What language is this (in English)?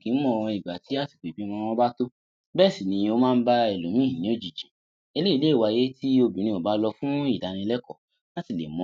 Yoruba